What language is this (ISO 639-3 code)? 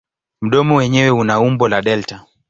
swa